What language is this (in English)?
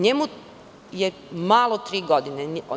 Serbian